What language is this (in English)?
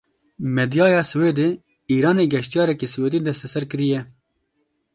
Kurdish